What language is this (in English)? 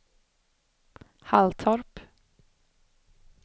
Swedish